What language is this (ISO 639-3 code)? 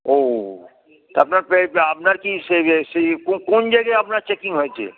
ben